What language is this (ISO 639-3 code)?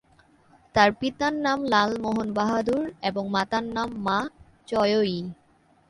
ben